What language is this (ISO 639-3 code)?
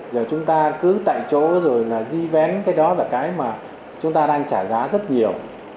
vie